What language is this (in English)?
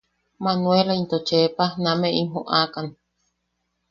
Yaqui